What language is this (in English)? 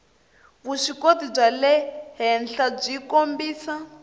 Tsonga